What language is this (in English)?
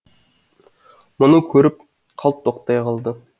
Kazakh